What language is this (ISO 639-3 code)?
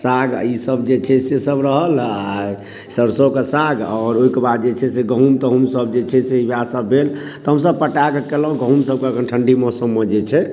mai